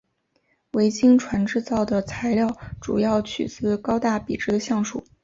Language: Chinese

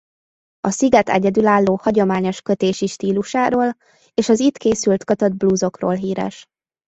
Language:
Hungarian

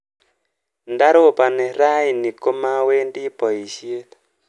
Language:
Kalenjin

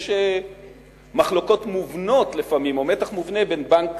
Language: Hebrew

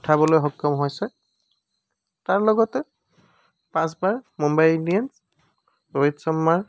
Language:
Assamese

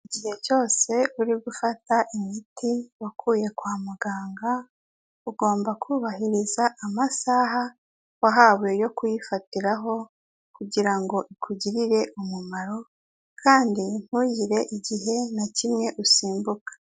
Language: Kinyarwanda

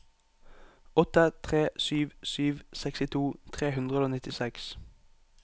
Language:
Norwegian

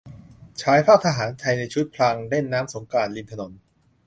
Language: Thai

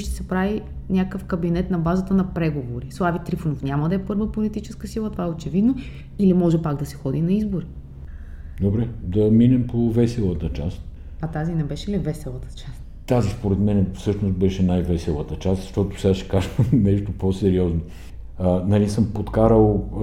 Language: Bulgarian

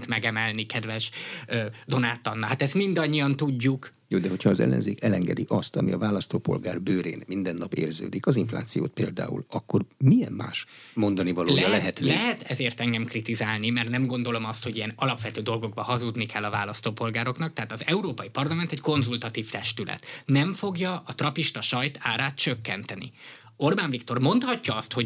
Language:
Hungarian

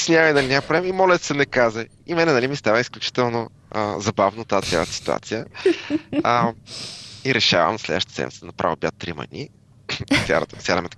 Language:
Bulgarian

